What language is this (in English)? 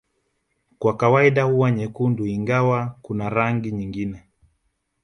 Swahili